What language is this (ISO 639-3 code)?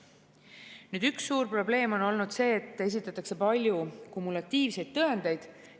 est